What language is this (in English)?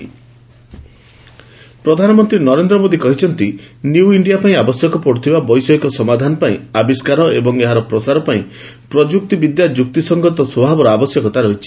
Odia